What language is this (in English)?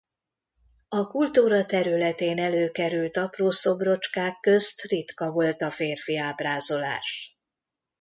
Hungarian